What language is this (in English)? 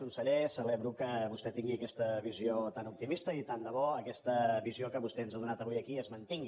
Catalan